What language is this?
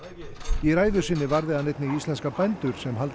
Icelandic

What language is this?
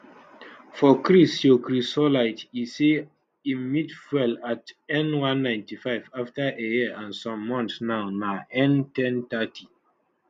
Nigerian Pidgin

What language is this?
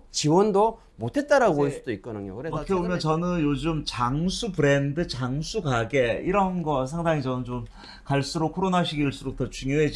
Korean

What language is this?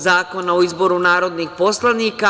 Serbian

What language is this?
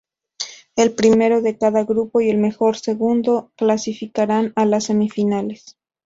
Spanish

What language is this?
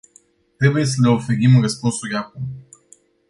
Romanian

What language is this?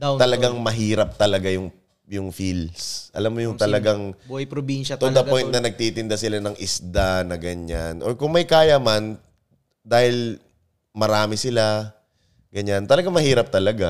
Filipino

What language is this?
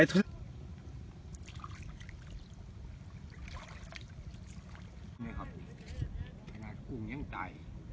Thai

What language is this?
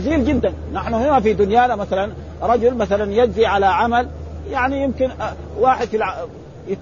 Arabic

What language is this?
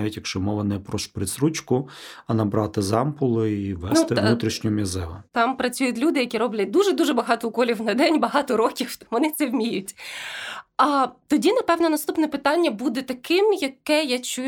Ukrainian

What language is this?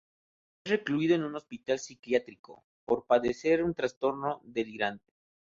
Spanish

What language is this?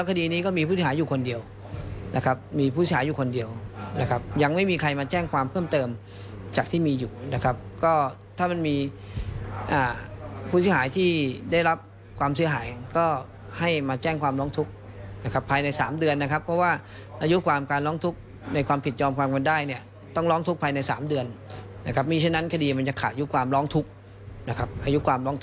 Thai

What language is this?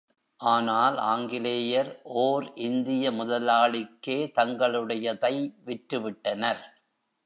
Tamil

